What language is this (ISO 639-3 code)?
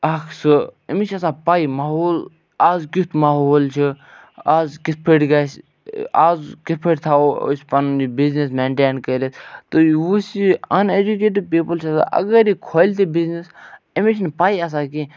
kas